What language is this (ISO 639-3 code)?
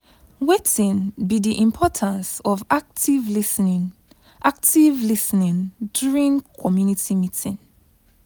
pcm